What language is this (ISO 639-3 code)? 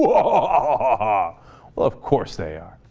eng